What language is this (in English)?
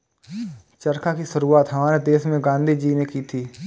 Hindi